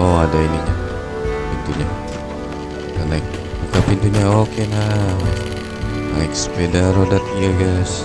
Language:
Indonesian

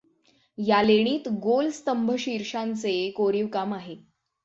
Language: Marathi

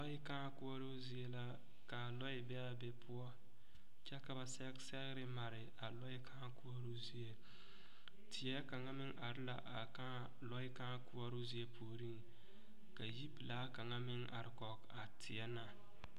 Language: Southern Dagaare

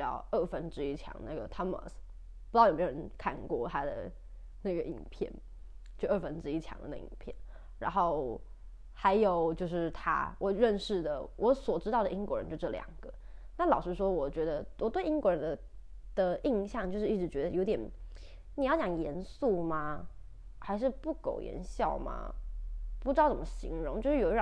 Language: Chinese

